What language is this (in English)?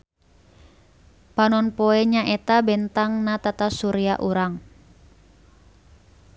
Sundanese